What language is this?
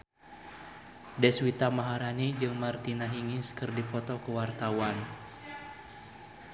Sundanese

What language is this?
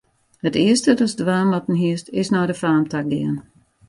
Western Frisian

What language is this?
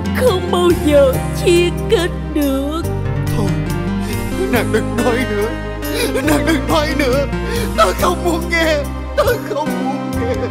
Vietnamese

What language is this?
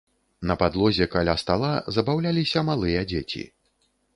Belarusian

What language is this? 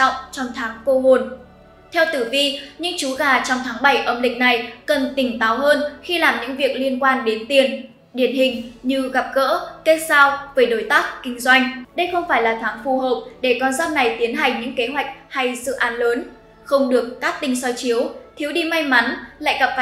Vietnamese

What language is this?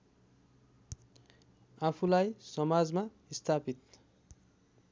Nepali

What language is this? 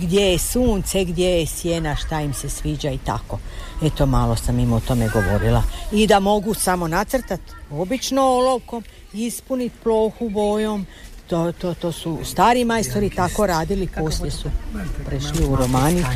Croatian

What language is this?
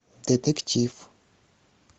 Russian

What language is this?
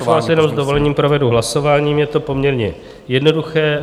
Czech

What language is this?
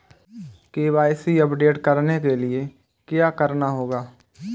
Hindi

